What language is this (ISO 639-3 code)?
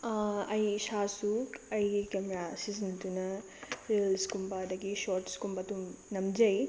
mni